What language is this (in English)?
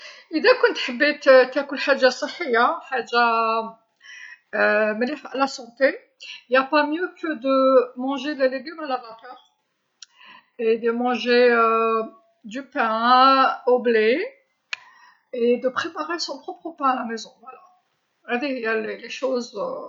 Algerian Arabic